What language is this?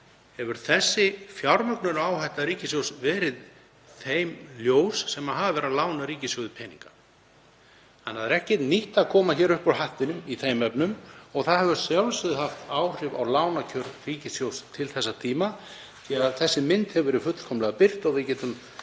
Icelandic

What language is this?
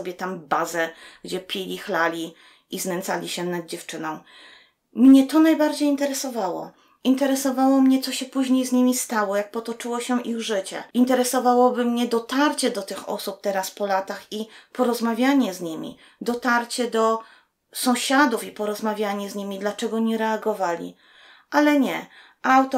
Polish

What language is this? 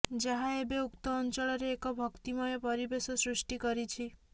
Odia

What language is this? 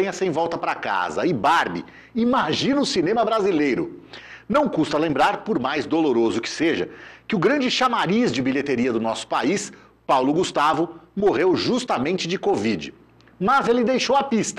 Portuguese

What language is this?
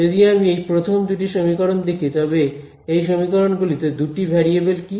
Bangla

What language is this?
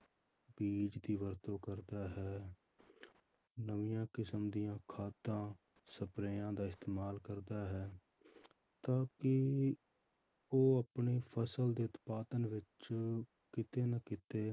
Punjabi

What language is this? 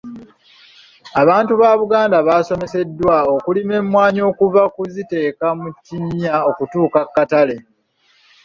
Ganda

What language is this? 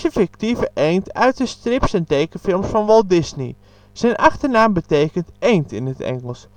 Dutch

